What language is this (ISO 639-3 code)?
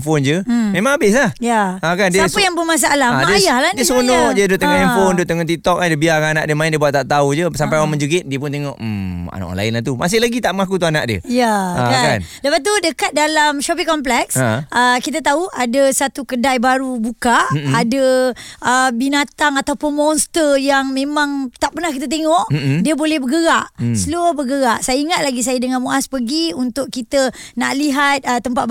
msa